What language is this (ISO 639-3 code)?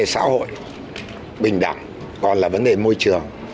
vie